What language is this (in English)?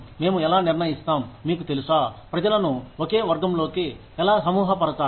Telugu